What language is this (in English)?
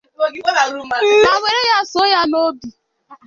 Igbo